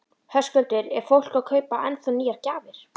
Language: Icelandic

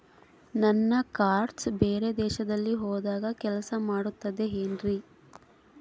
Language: Kannada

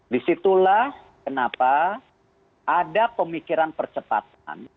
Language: Indonesian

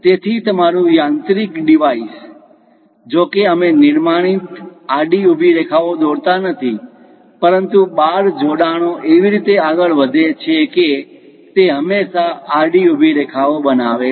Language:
Gujarati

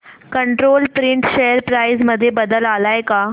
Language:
Marathi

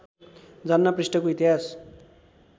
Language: Nepali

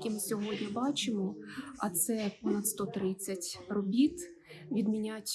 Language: Ukrainian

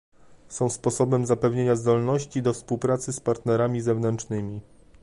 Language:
Polish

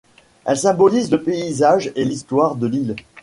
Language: French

